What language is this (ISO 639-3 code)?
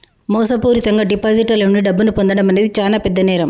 tel